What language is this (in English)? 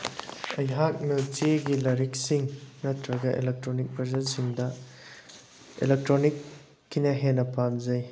Manipuri